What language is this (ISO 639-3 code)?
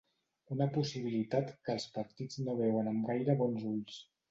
cat